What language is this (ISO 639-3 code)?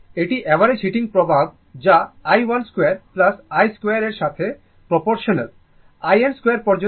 ben